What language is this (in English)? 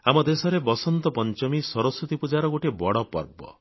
Odia